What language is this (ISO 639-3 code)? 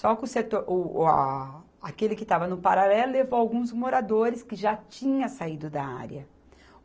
por